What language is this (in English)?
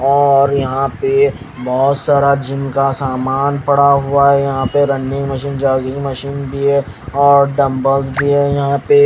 Hindi